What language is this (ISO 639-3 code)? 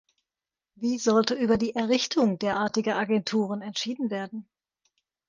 deu